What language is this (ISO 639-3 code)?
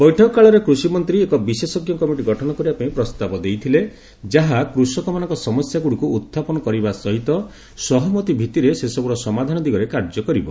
ori